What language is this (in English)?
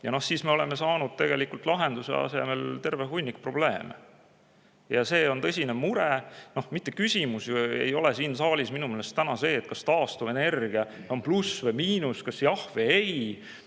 Estonian